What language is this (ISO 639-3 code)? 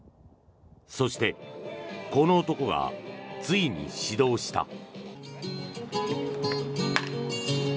jpn